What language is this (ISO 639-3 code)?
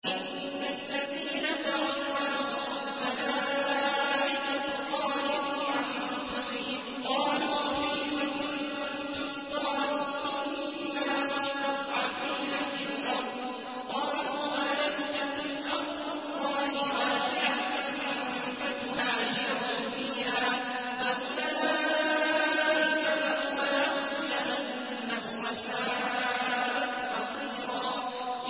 ara